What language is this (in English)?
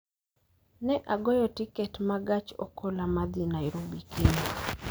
Luo (Kenya and Tanzania)